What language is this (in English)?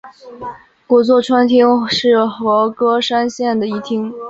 Chinese